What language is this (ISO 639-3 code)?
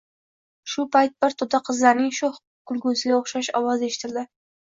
uzb